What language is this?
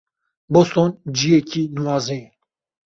Kurdish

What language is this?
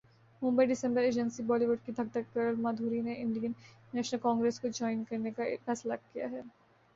Urdu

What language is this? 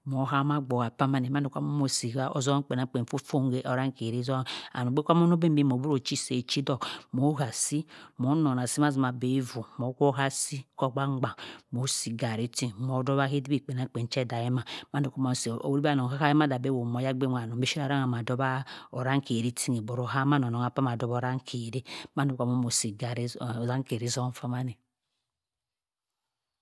Cross River Mbembe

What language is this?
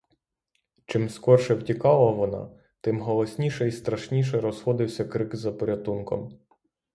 Ukrainian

